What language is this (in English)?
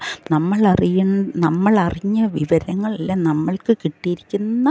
Malayalam